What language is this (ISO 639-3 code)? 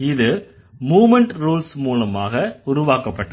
tam